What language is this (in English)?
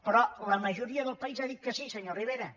Catalan